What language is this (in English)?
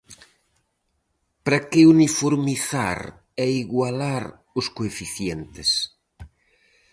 Galician